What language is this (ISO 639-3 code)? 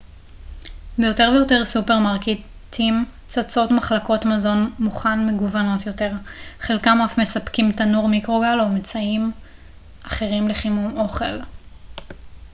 heb